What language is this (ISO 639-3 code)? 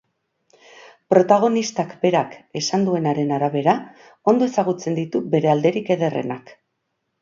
eus